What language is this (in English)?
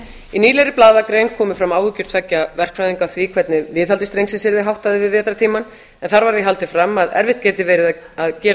Icelandic